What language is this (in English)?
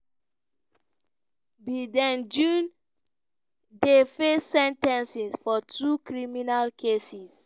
Nigerian Pidgin